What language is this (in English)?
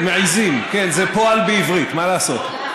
Hebrew